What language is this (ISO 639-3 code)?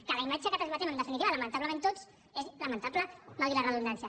cat